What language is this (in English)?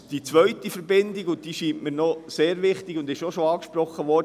Swiss German